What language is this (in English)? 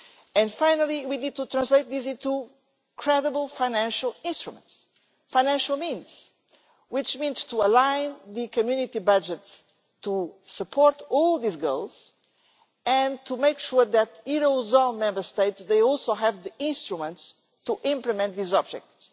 English